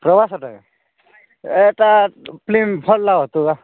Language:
Odia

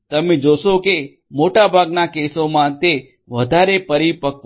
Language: Gujarati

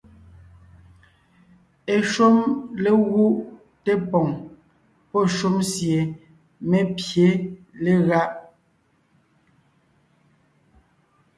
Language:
Ngiemboon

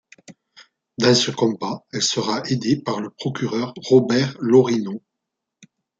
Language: French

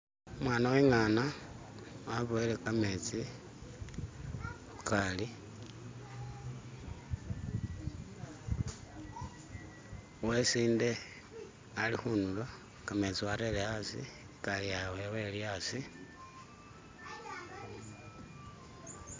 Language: Masaaba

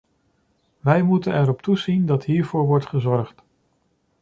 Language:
Dutch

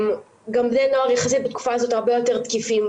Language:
Hebrew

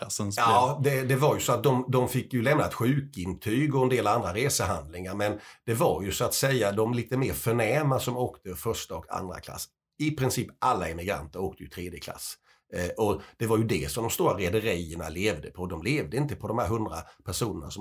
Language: Swedish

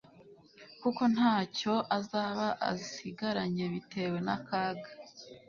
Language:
Kinyarwanda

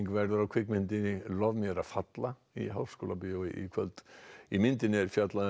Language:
Icelandic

